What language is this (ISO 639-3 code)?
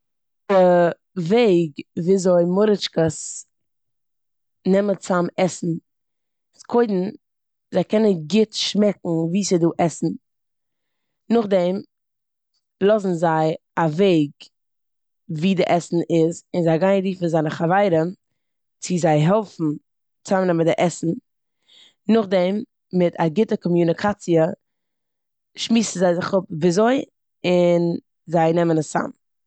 yid